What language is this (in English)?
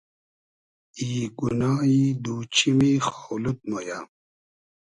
Hazaragi